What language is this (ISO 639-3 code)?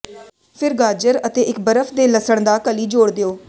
pan